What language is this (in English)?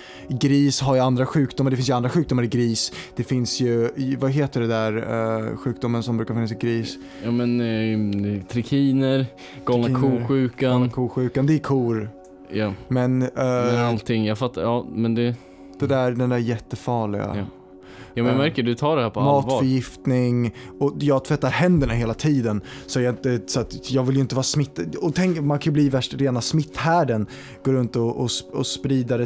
Swedish